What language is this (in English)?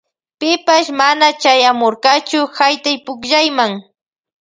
Loja Highland Quichua